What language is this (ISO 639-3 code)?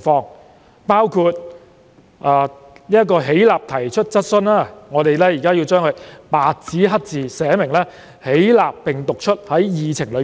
yue